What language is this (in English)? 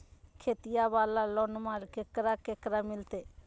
Magahi